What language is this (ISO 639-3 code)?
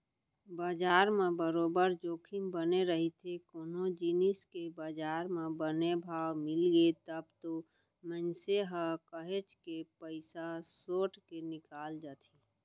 hne